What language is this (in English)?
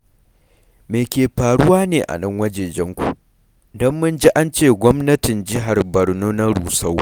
Hausa